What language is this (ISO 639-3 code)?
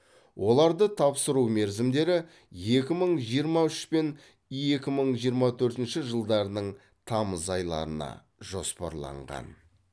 kaz